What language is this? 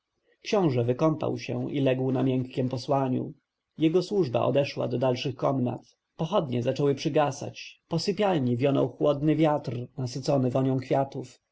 Polish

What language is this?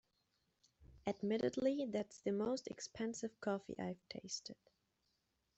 English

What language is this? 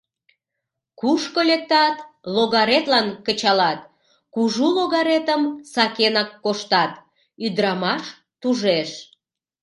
Mari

